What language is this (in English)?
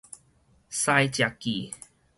Min Nan Chinese